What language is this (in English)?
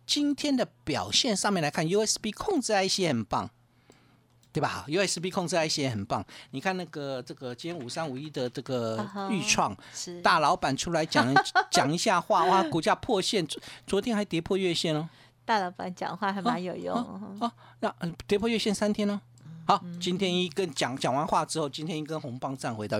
Chinese